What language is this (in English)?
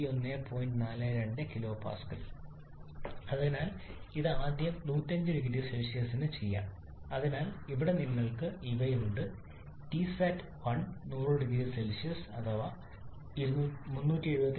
Malayalam